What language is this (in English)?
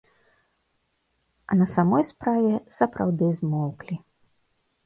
Belarusian